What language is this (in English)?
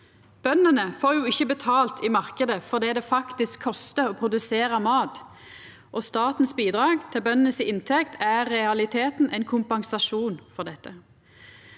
Norwegian